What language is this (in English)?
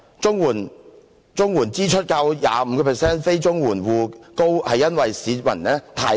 Cantonese